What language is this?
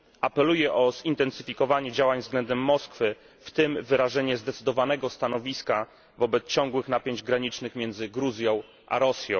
Polish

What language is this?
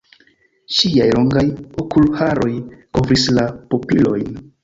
Esperanto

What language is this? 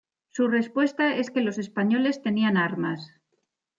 Spanish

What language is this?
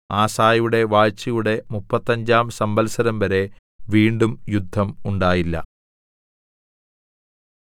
Malayalam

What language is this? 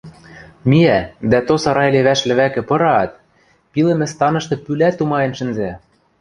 Western Mari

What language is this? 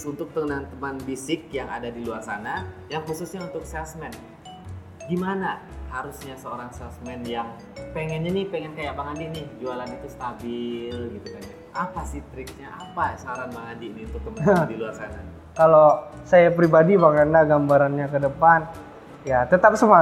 Indonesian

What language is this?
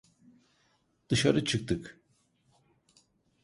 Turkish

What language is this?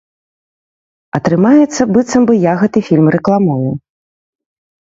Belarusian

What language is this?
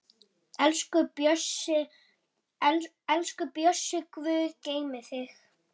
Icelandic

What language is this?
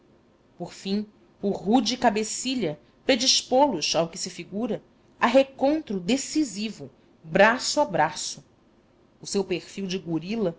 Portuguese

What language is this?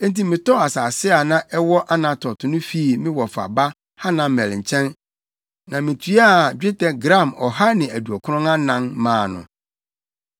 Akan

